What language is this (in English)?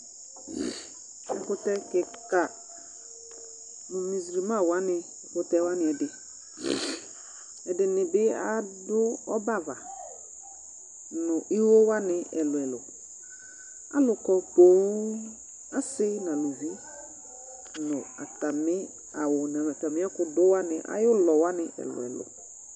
Ikposo